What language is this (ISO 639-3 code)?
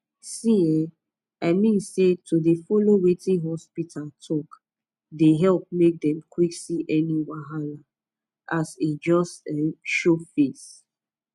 pcm